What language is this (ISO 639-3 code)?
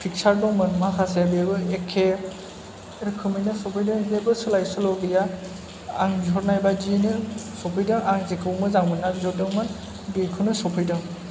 brx